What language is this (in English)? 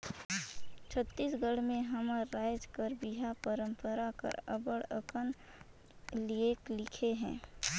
Chhattisgarhi